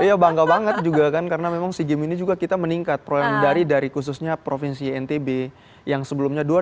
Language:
Indonesian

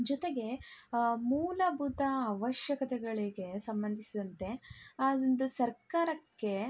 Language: Kannada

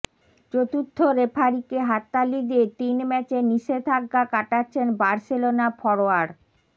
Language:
Bangla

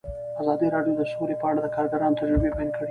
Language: Pashto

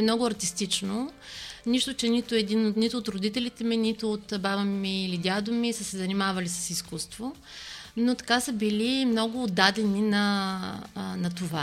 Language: Bulgarian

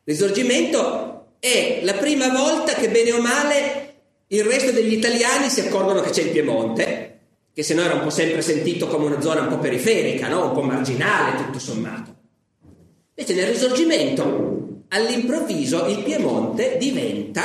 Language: Italian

